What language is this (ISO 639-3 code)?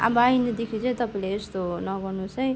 nep